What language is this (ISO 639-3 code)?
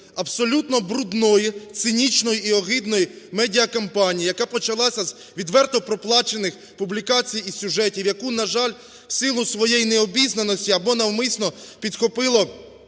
ukr